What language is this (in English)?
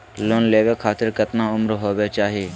Magahi